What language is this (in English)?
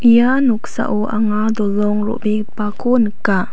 Garo